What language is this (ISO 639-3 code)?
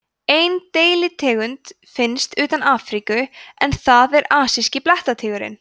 isl